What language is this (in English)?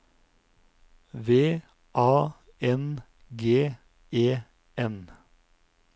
Norwegian